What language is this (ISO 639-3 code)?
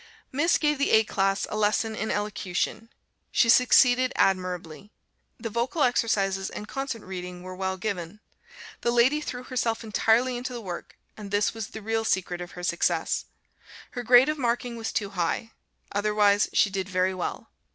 eng